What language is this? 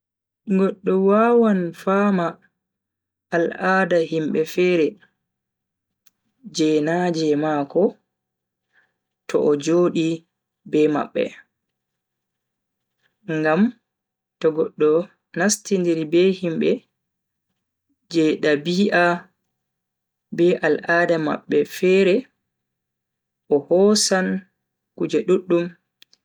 Bagirmi Fulfulde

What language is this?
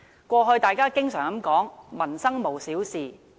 Cantonese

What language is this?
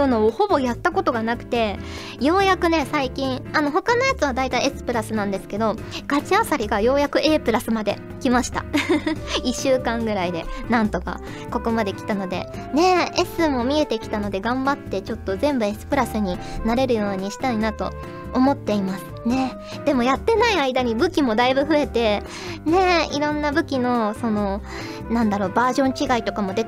Japanese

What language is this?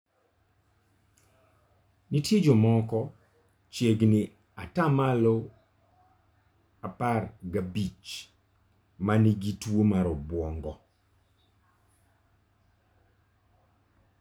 Luo (Kenya and Tanzania)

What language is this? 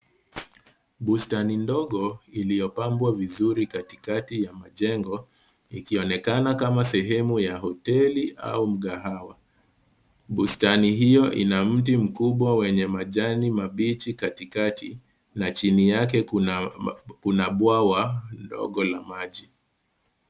Swahili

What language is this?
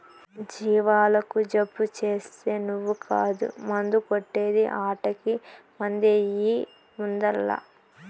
Telugu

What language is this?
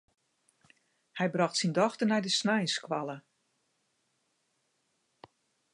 Western Frisian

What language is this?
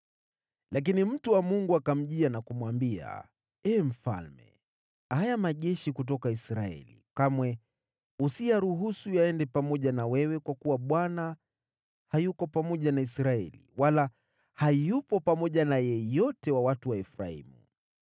Swahili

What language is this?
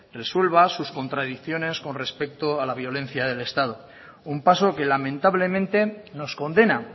Spanish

